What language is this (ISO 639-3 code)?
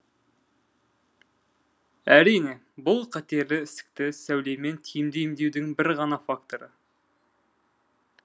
kaz